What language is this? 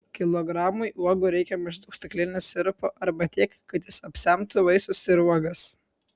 Lithuanian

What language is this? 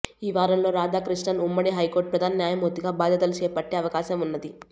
Telugu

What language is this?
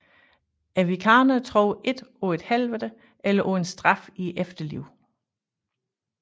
Danish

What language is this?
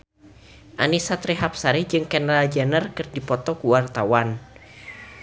Sundanese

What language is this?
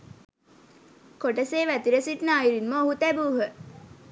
Sinhala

